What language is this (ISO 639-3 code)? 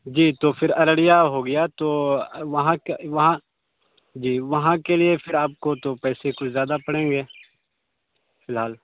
urd